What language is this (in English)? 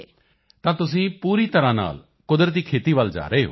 Punjabi